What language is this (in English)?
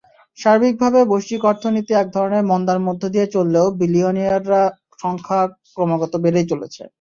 Bangla